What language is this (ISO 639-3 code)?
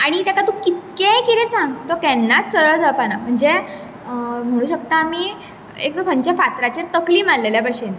kok